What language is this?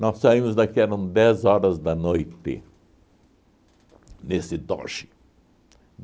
Portuguese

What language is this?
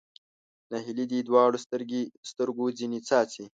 Pashto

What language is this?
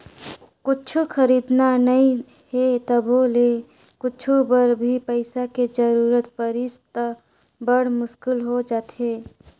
Chhattisgarhi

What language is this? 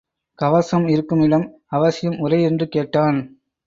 Tamil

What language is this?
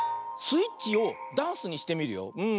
Japanese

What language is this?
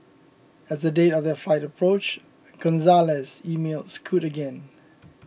English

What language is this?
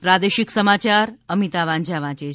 Gujarati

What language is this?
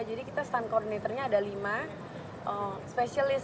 Indonesian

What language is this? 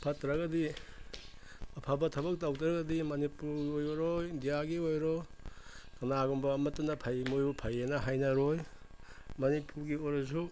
Manipuri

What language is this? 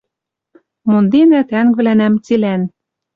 Western Mari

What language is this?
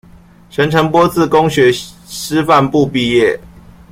Chinese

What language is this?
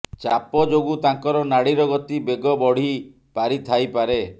Odia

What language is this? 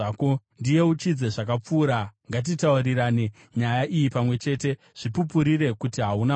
Shona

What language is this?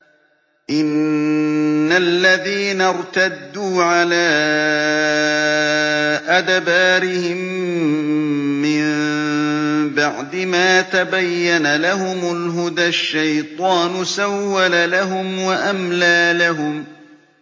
Arabic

